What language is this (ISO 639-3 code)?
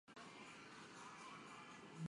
zho